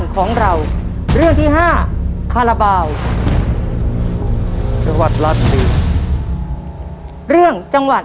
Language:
Thai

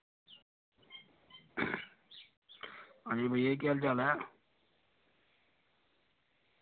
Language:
Dogri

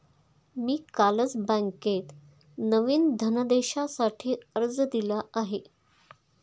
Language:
Marathi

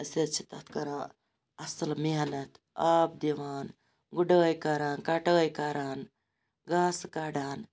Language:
Kashmiri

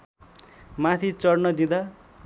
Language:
Nepali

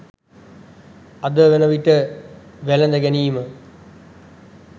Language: Sinhala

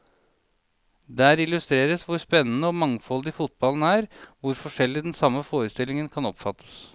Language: Norwegian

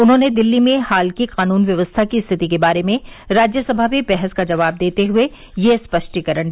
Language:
Hindi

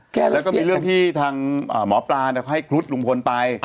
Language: Thai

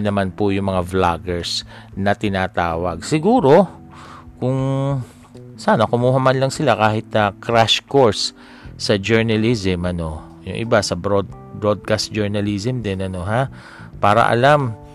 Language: Filipino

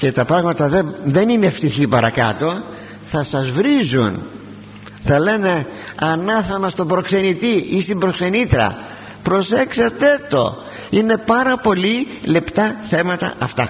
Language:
Greek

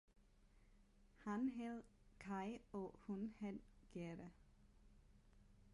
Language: Danish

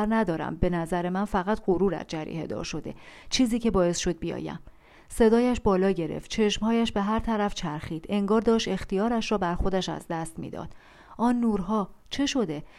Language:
Persian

